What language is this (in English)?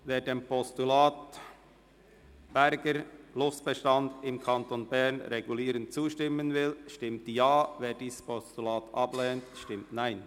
Swiss German